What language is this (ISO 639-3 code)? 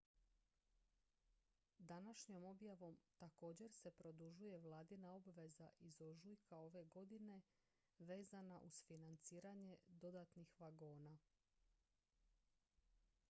hrv